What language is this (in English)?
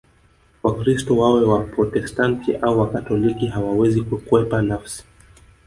Swahili